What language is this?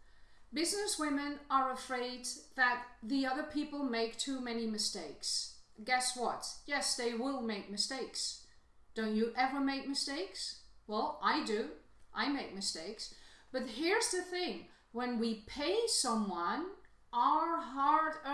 English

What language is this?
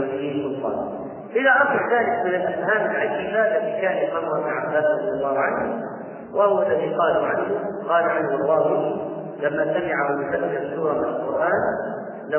Arabic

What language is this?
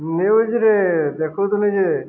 Odia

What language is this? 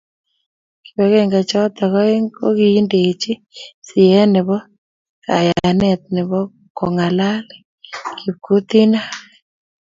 Kalenjin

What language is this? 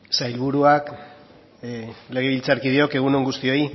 Basque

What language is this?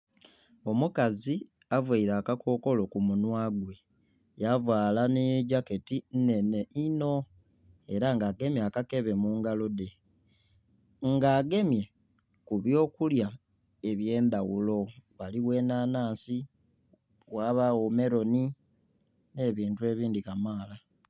Soga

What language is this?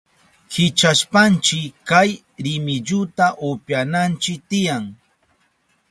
Southern Pastaza Quechua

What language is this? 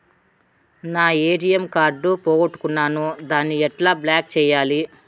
Telugu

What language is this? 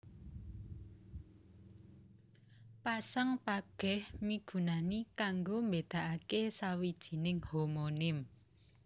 Javanese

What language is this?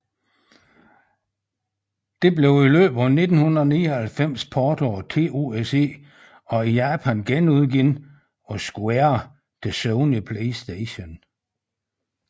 Danish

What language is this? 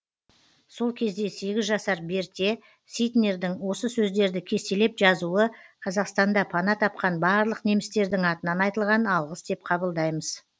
Kazakh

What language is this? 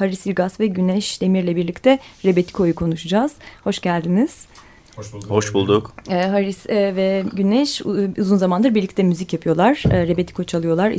Turkish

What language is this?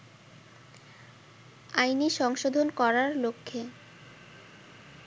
Bangla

